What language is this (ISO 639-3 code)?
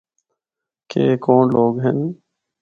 hno